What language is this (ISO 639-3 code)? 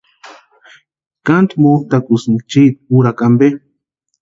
pua